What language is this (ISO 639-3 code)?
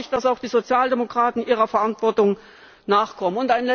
deu